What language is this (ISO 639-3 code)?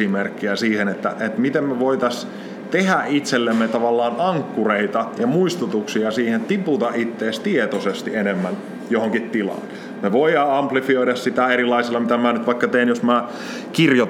fin